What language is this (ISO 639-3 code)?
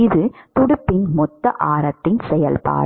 tam